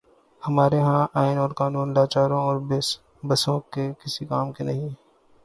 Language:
Urdu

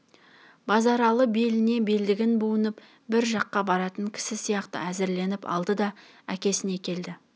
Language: Kazakh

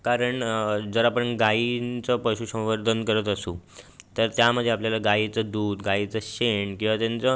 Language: Marathi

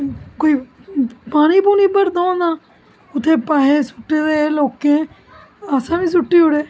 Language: Dogri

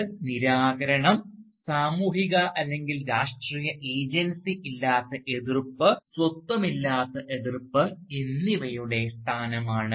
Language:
Malayalam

